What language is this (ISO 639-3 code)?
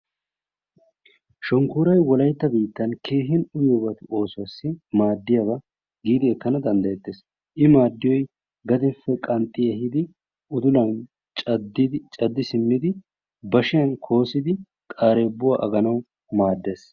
wal